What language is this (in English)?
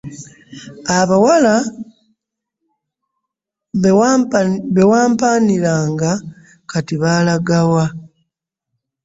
Ganda